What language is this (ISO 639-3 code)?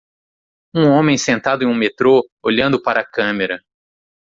por